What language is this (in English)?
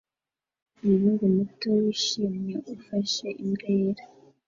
Kinyarwanda